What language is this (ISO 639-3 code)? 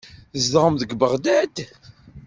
kab